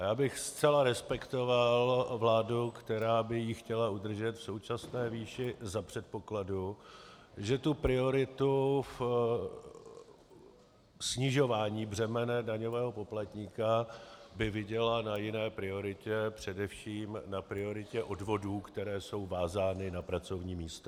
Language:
Czech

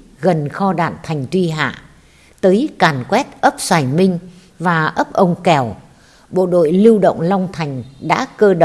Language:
Vietnamese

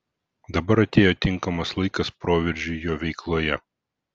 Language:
Lithuanian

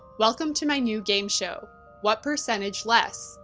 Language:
English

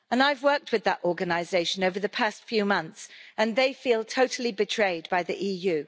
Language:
English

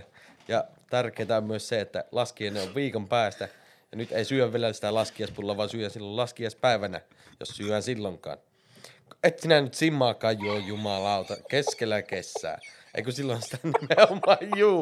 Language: Finnish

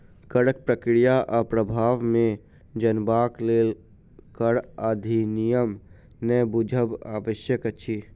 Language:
Maithili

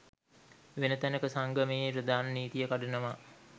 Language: Sinhala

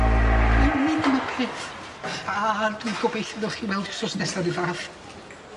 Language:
Welsh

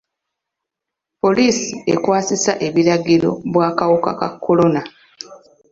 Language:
Ganda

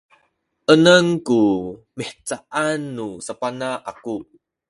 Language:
Sakizaya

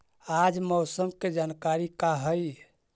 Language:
Magahi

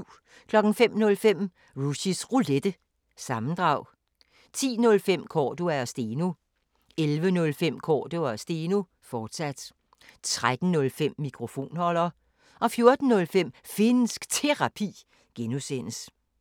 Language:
Danish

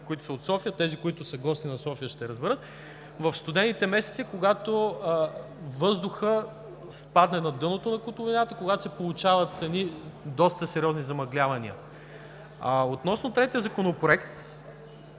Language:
Bulgarian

